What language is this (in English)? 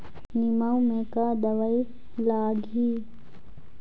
Chhattisgarhi